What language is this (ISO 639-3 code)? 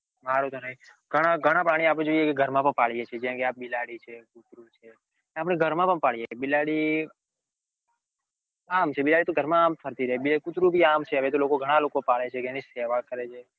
guj